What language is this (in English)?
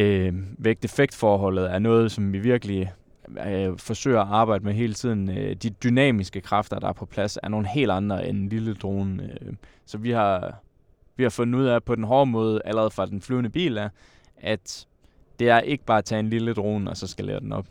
Danish